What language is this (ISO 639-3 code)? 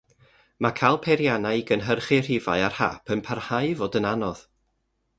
cym